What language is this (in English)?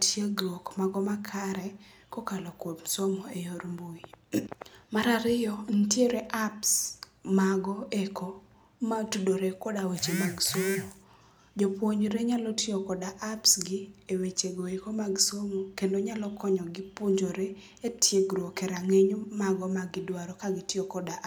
Luo (Kenya and Tanzania)